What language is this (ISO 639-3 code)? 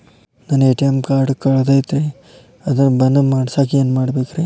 kan